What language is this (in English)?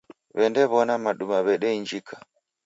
Taita